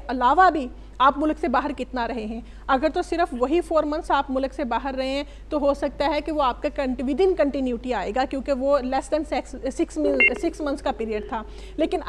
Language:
Hindi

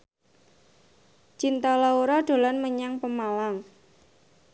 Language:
Javanese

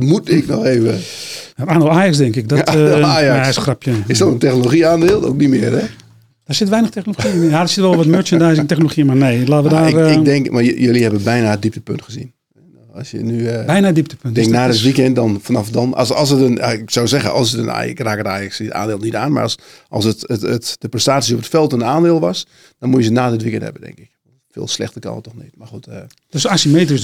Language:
Dutch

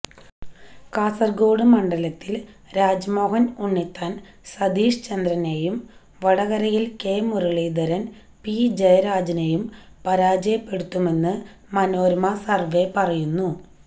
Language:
Malayalam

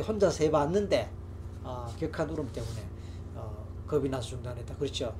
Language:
Korean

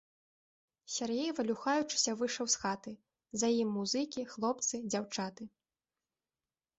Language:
Belarusian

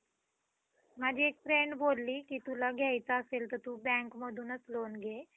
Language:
Marathi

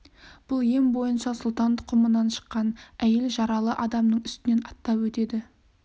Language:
Kazakh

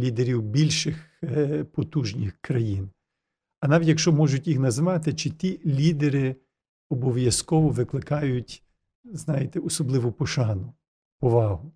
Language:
Ukrainian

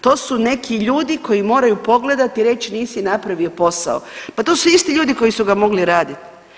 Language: Croatian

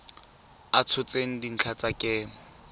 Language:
Tswana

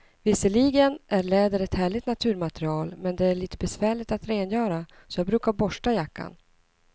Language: Swedish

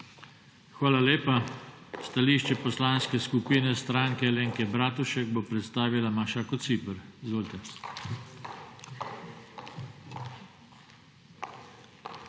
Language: Slovenian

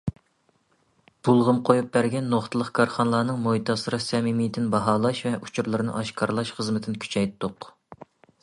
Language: Uyghur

